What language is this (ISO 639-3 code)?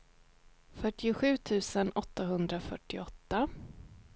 swe